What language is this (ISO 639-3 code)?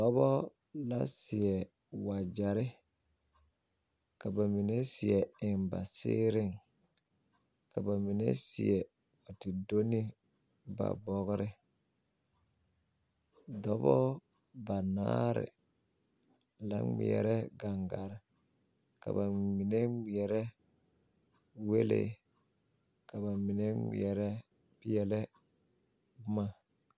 dga